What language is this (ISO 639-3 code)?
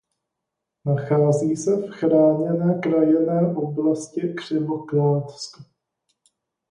ces